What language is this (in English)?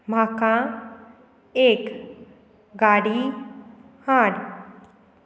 Konkani